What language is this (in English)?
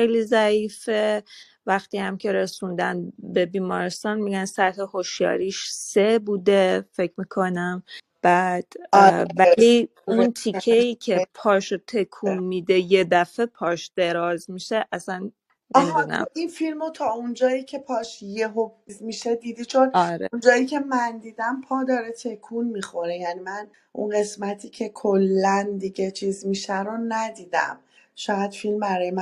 Persian